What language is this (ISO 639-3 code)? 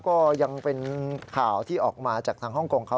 tha